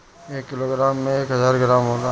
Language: Bhojpuri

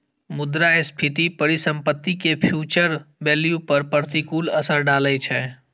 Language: Maithili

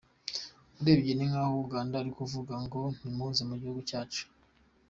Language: Kinyarwanda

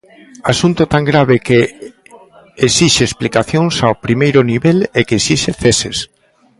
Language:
Galician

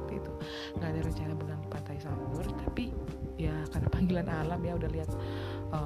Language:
Indonesian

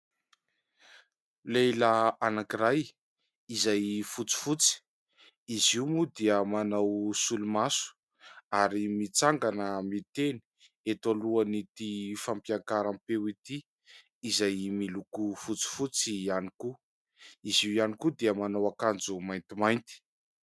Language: Malagasy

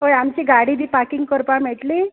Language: Konkani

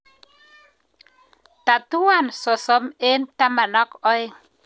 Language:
Kalenjin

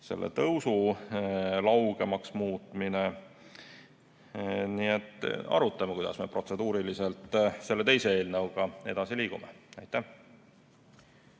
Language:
Estonian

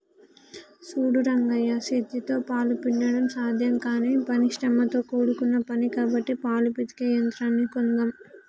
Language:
Telugu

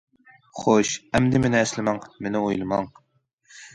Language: Uyghur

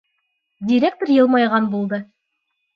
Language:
Bashkir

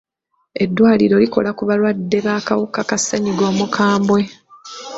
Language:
Ganda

